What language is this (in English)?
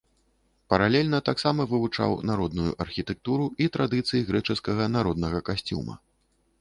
Belarusian